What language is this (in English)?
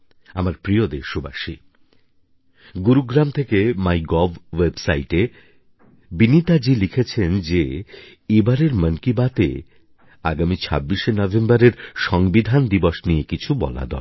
Bangla